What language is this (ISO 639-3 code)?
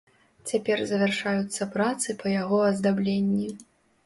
bel